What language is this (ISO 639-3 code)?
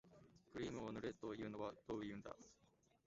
jpn